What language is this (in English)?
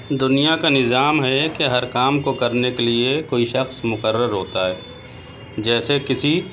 Urdu